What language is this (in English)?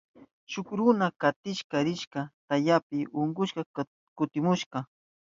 Southern Pastaza Quechua